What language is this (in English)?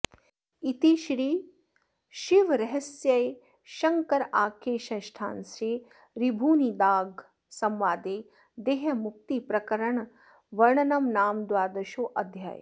Sanskrit